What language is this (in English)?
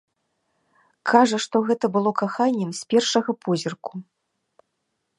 Belarusian